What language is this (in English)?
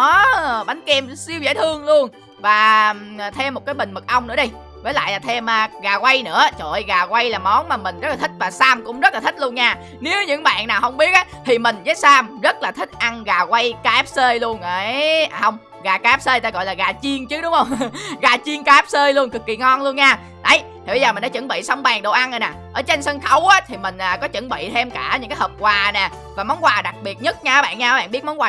Vietnamese